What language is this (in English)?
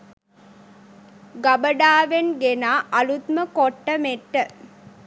Sinhala